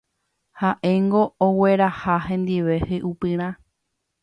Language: Guarani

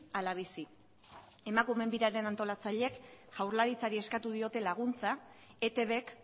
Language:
Basque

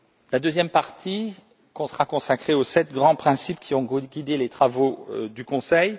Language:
French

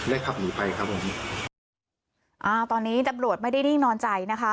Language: Thai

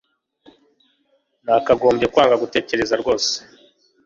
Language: Kinyarwanda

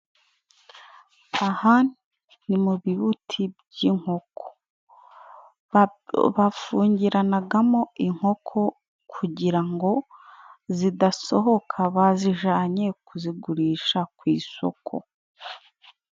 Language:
Kinyarwanda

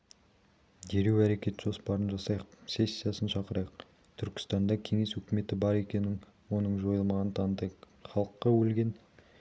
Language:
Kazakh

